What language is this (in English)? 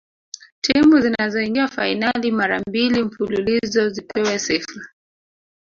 Swahili